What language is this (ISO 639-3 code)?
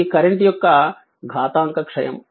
tel